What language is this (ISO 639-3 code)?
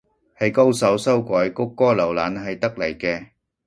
yue